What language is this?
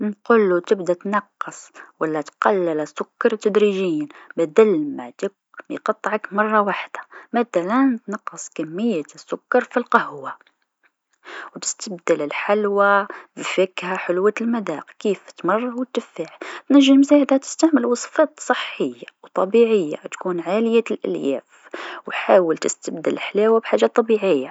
Tunisian Arabic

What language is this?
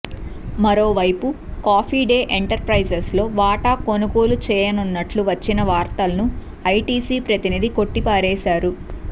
Telugu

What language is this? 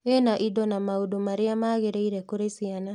Kikuyu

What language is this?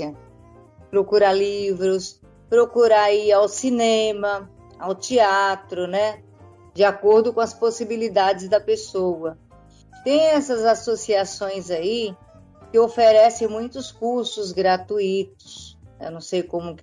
Portuguese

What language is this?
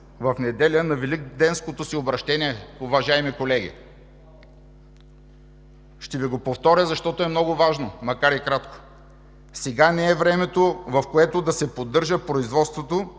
Bulgarian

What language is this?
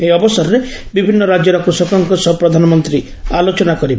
Odia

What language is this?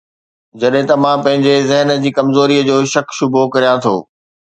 Sindhi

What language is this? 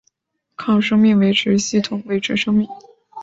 Chinese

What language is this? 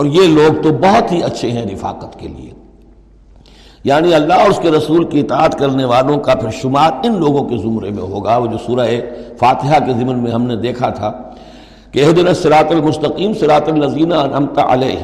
Urdu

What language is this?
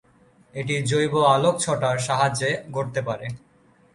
Bangla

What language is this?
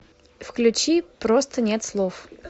Russian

